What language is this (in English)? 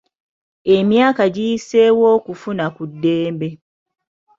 Ganda